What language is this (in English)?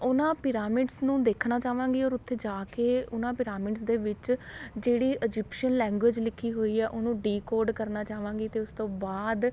Punjabi